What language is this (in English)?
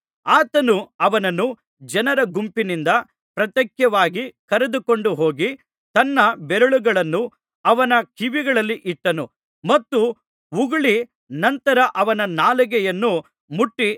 Kannada